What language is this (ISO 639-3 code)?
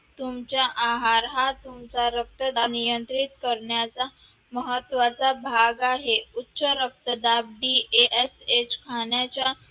mar